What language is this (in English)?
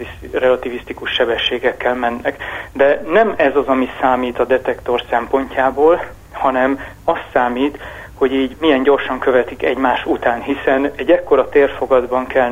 Hungarian